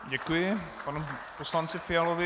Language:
Czech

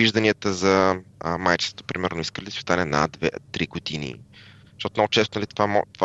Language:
Bulgarian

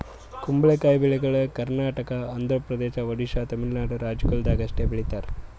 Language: Kannada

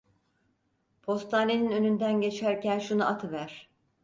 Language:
Turkish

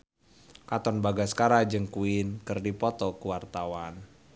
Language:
Sundanese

